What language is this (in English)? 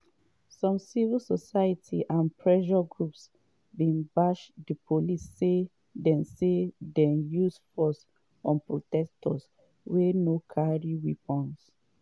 Nigerian Pidgin